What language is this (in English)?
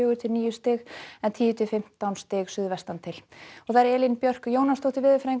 Icelandic